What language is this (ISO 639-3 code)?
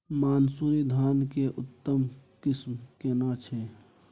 mai